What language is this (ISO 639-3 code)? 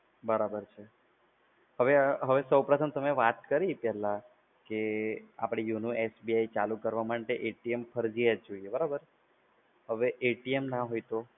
guj